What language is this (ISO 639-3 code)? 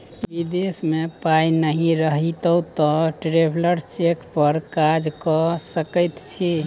mai